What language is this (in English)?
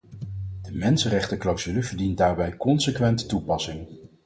Dutch